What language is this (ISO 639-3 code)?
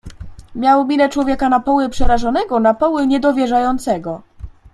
pol